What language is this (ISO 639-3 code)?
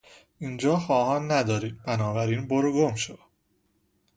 fas